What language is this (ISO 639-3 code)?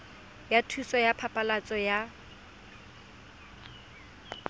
tsn